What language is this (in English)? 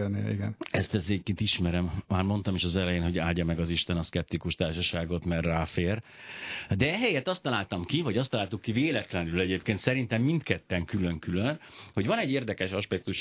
Hungarian